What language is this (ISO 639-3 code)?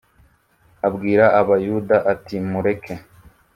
kin